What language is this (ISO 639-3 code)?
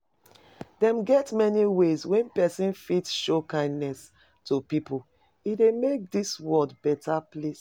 pcm